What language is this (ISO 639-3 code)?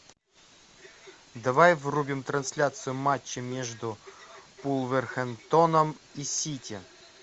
rus